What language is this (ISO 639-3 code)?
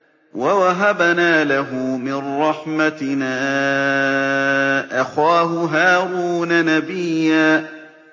ara